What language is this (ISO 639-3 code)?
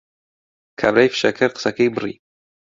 ckb